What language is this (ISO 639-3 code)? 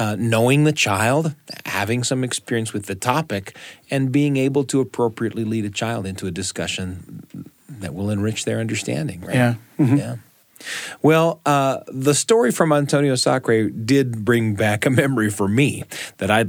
eng